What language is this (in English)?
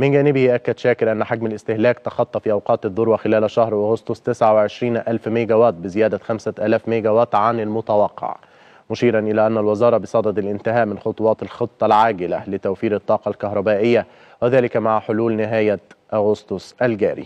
Arabic